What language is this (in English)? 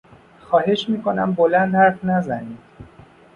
Persian